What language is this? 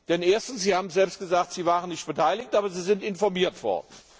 German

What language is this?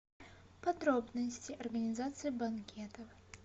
Russian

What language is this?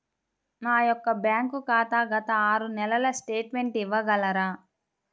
Telugu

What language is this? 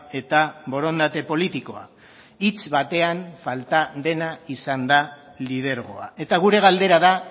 Basque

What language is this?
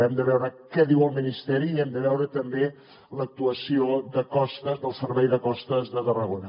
Catalan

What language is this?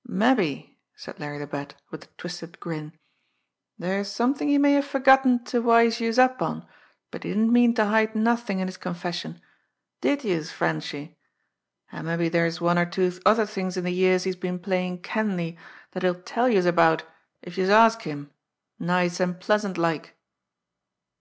English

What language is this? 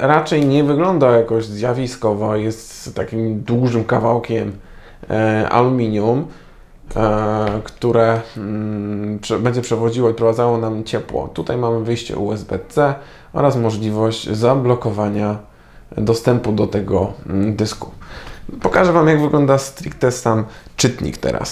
Polish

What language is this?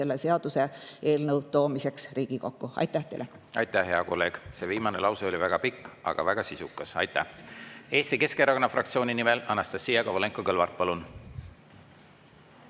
Estonian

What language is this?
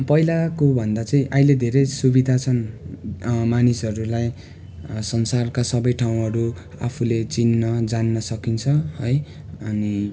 Nepali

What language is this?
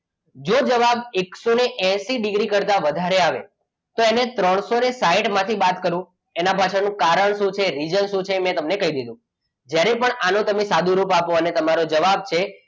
Gujarati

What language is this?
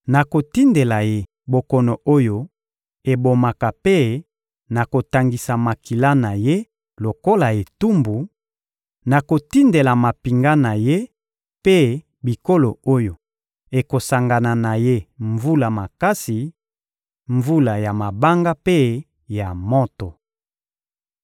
Lingala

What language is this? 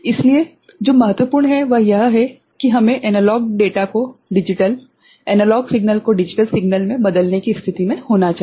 Hindi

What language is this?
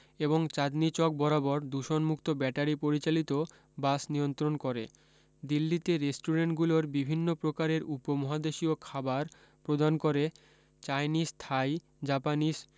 Bangla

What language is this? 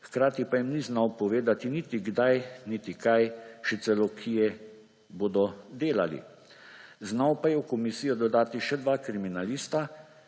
Slovenian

